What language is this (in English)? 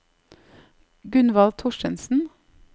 Norwegian